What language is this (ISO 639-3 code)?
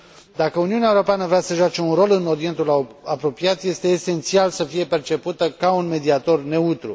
ron